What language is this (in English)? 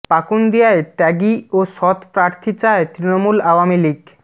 Bangla